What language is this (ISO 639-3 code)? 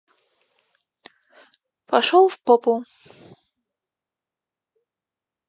rus